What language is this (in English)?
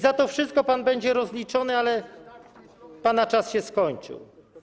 Polish